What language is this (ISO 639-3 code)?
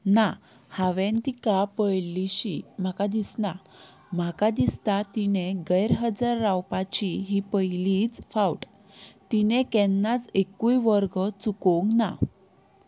kok